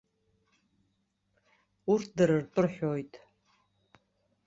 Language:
Abkhazian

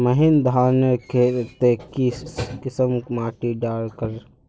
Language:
Magahi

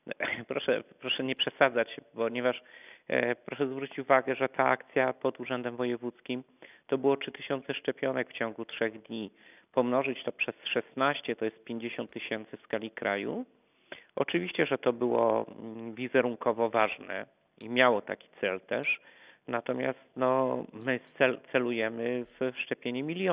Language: Polish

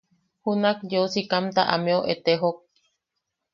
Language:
Yaqui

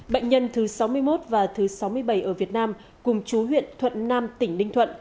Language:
Vietnamese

